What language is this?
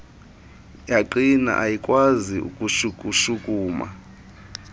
Xhosa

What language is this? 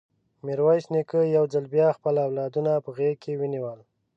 Pashto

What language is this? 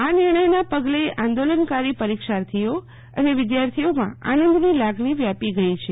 Gujarati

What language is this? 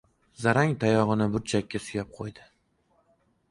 Uzbek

